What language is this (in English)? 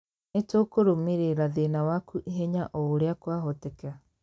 Kikuyu